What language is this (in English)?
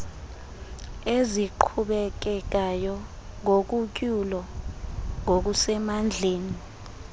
Xhosa